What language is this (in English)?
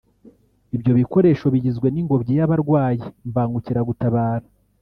Kinyarwanda